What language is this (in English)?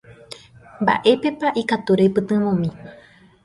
Guarani